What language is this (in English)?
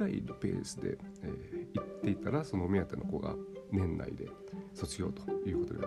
Japanese